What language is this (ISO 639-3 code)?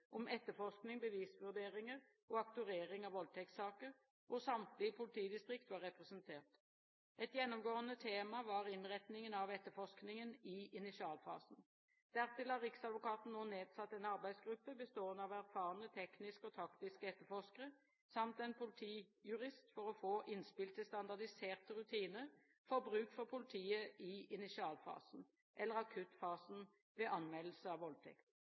nob